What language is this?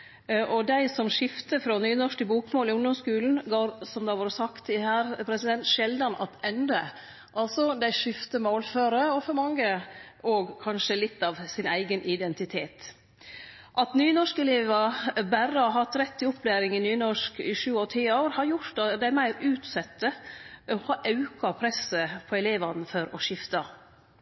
Norwegian Nynorsk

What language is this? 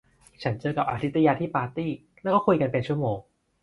Thai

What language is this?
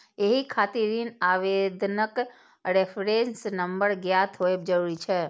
Maithili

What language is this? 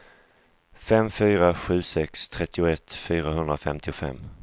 Swedish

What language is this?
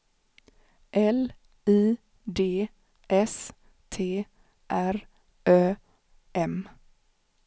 Swedish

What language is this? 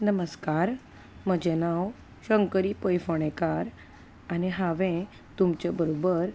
Konkani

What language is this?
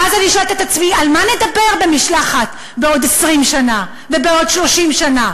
Hebrew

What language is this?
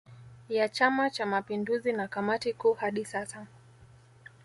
Swahili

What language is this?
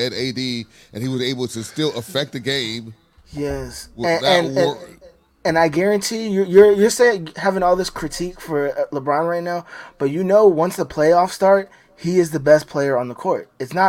English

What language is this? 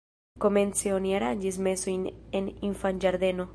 Esperanto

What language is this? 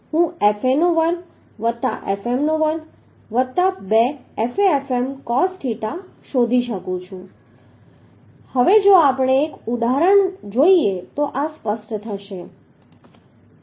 Gujarati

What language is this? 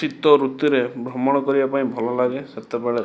Odia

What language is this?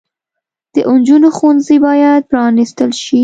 Pashto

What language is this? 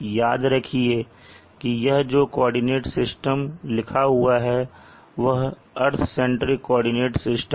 Hindi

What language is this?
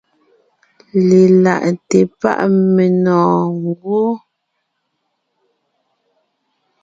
Ngiemboon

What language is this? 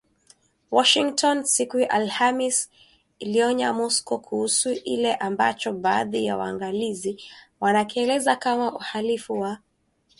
Swahili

